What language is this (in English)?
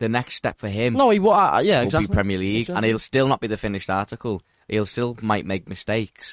English